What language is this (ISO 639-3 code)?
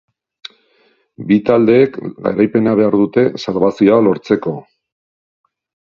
eus